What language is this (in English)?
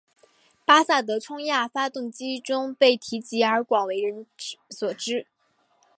Chinese